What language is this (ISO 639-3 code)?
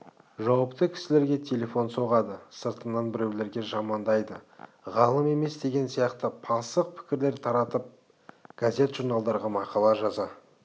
kaz